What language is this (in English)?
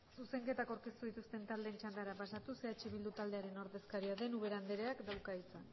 Basque